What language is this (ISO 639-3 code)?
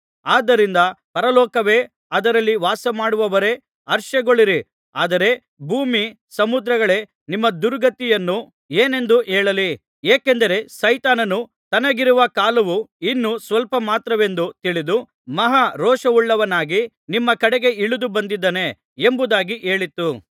kan